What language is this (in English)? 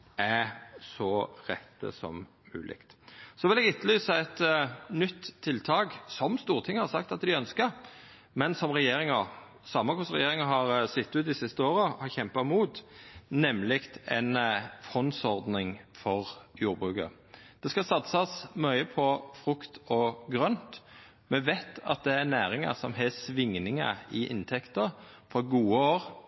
Norwegian Nynorsk